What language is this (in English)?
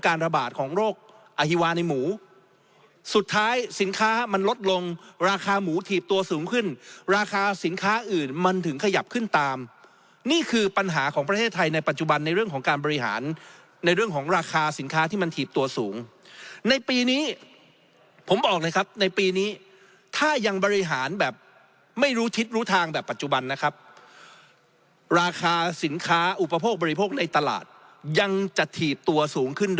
Thai